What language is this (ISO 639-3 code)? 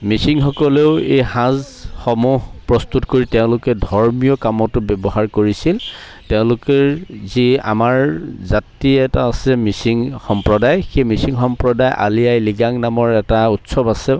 asm